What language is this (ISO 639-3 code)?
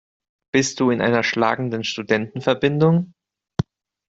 deu